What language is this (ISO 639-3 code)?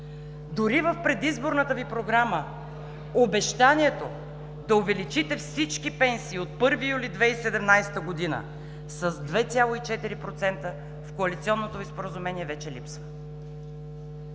bul